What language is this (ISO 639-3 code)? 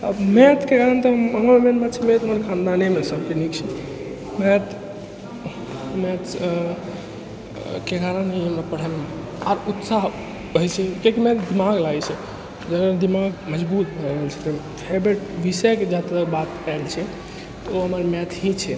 mai